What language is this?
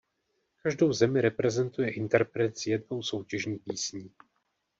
Czech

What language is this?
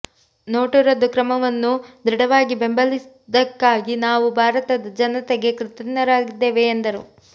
Kannada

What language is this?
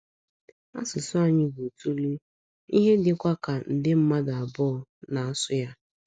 Igbo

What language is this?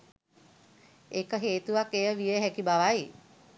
Sinhala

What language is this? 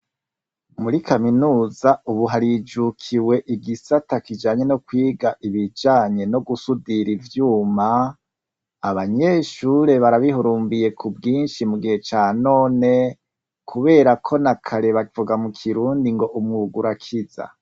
Rundi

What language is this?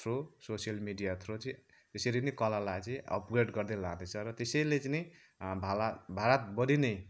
Nepali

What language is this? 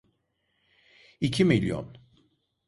Turkish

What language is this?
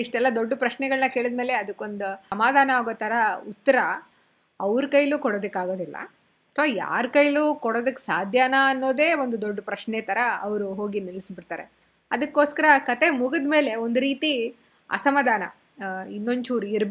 Kannada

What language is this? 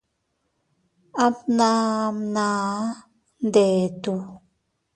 Teutila Cuicatec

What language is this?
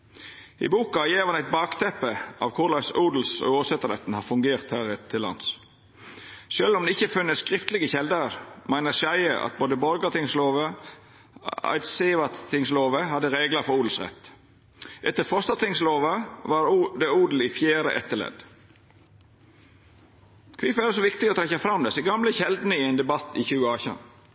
Norwegian Nynorsk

